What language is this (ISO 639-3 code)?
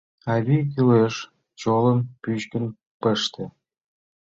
chm